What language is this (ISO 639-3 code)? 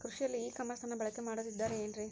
kan